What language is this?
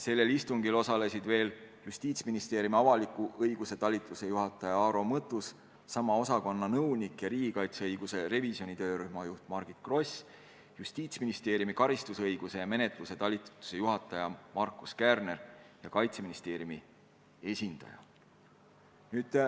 Estonian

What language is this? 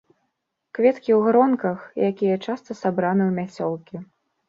Belarusian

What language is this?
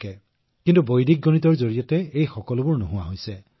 Assamese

